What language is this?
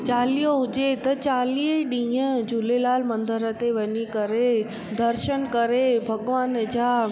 Sindhi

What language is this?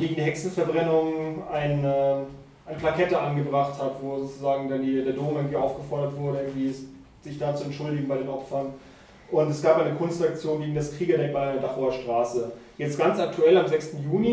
German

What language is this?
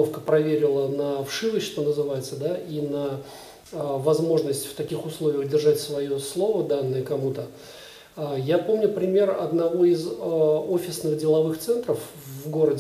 Russian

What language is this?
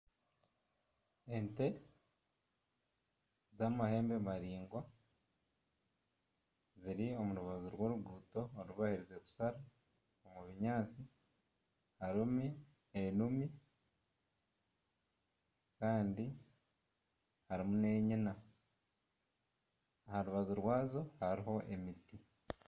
Nyankole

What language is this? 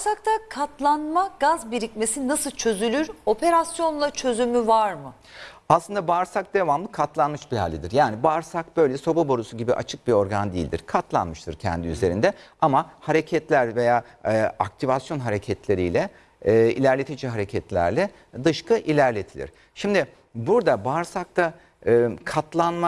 Turkish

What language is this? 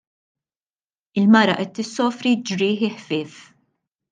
Maltese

